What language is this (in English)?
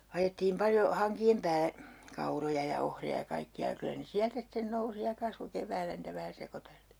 Finnish